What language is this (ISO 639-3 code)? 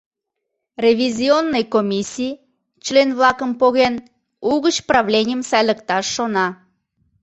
chm